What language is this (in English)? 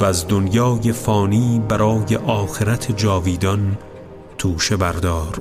Persian